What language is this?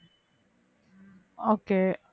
Tamil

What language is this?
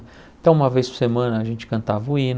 Portuguese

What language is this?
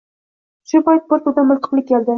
Uzbek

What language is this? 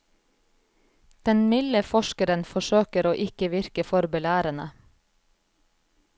Norwegian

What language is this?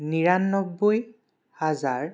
Assamese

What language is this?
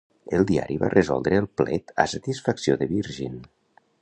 Catalan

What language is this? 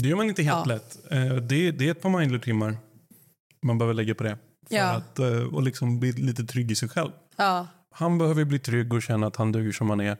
Swedish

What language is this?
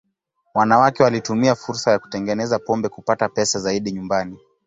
Swahili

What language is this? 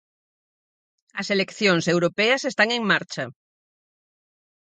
Galician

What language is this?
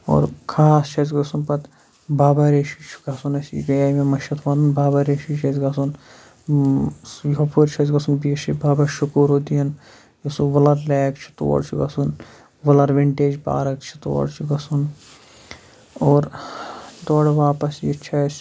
Kashmiri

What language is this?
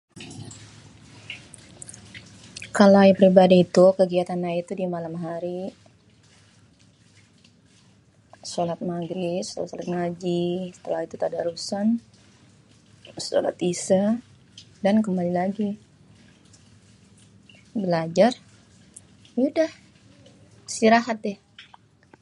Betawi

